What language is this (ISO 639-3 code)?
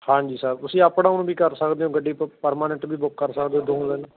pan